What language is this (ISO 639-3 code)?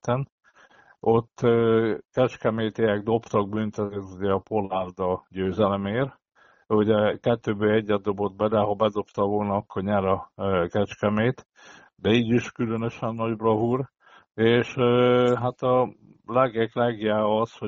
hun